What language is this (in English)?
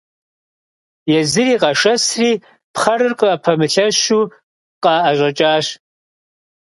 Kabardian